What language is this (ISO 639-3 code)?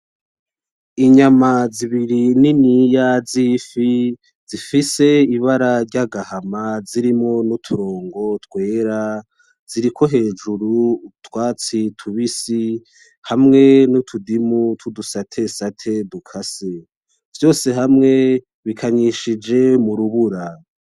run